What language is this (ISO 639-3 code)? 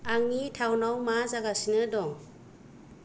brx